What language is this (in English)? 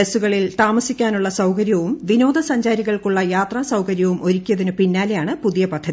Malayalam